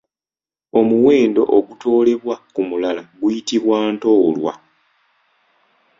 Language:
Ganda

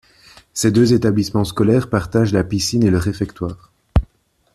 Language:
French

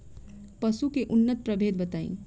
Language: Bhojpuri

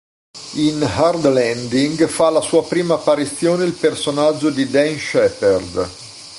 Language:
Italian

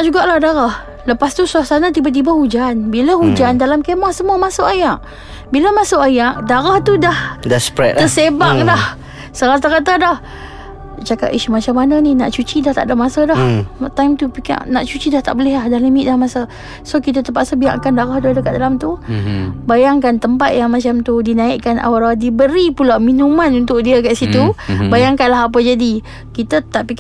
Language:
Malay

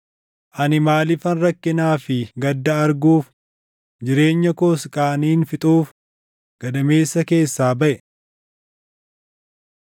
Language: Oromo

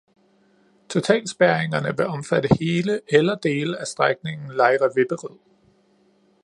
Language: Danish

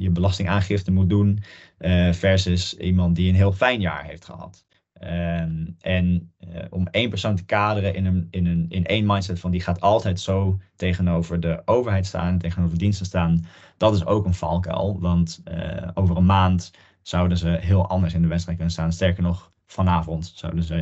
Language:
Dutch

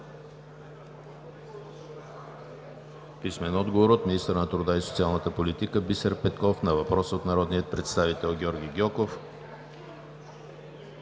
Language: Bulgarian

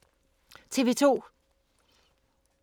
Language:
Danish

